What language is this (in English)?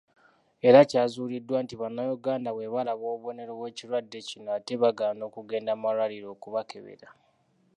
Ganda